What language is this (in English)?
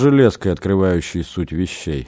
Russian